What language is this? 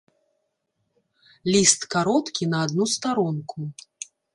Belarusian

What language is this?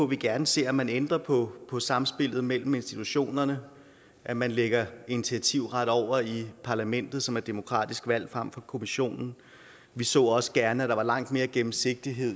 Danish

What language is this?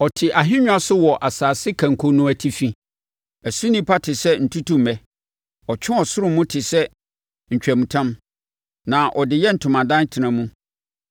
Akan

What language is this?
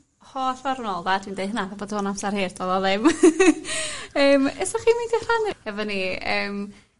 Welsh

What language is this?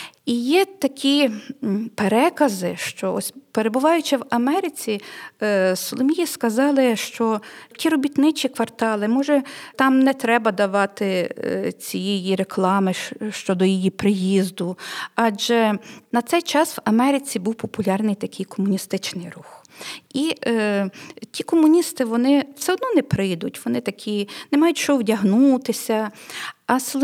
Ukrainian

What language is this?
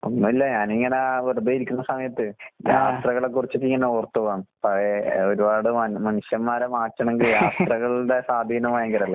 Malayalam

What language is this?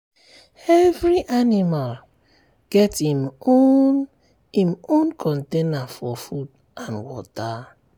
Nigerian Pidgin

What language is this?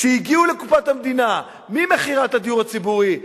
Hebrew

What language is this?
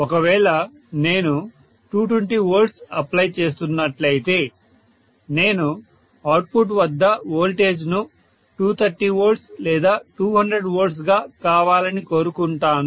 Telugu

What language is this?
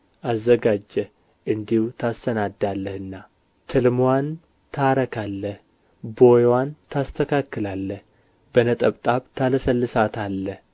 Amharic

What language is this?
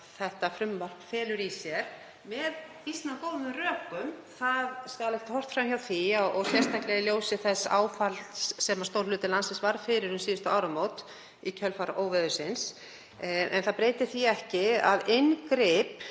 Icelandic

